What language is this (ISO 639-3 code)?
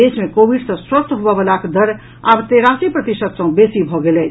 mai